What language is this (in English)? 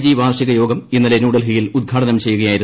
Malayalam